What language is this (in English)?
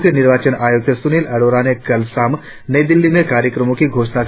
Hindi